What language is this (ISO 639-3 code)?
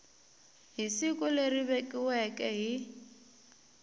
tso